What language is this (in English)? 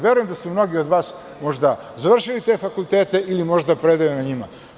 Serbian